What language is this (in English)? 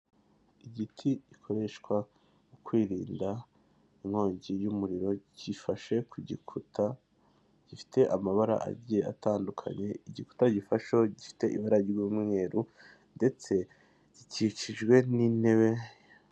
Kinyarwanda